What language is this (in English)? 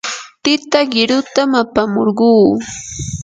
Yanahuanca Pasco Quechua